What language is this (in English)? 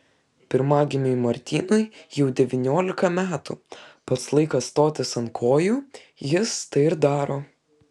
Lithuanian